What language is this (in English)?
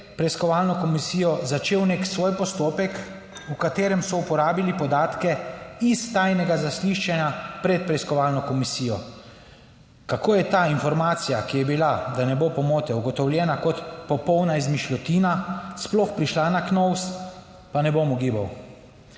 Slovenian